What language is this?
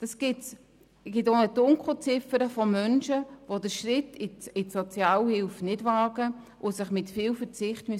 Swiss German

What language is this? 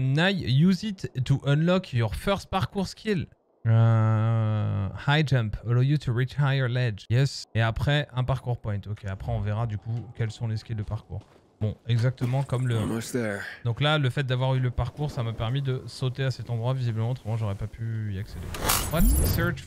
French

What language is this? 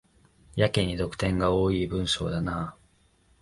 Japanese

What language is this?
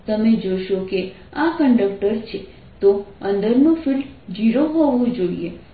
Gujarati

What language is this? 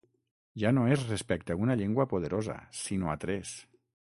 Catalan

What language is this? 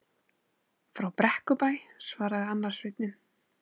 Icelandic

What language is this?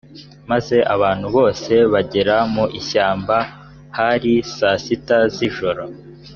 Kinyarwanda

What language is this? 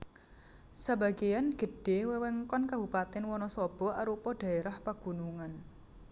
Javanese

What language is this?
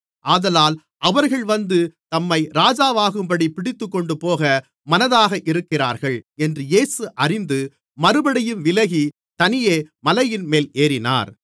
Tamil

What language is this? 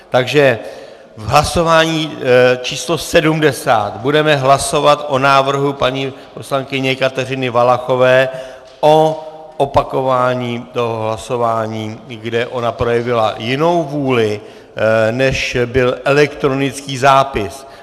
Czech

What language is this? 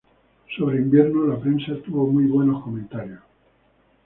Spanish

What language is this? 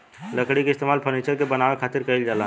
Bhojpuri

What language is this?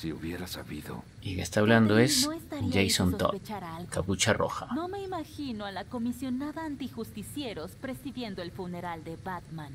Spanish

